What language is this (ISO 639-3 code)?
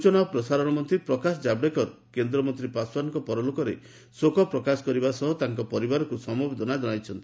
ori